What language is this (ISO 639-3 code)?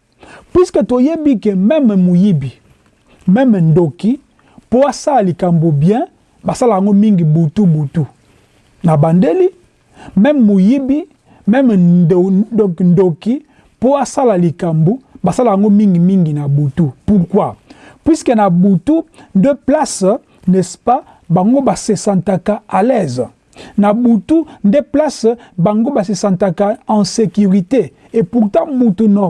fra